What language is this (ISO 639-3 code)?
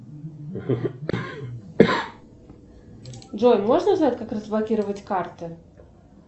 rus